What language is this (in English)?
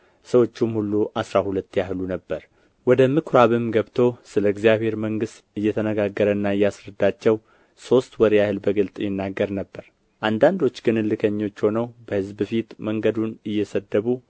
Amharic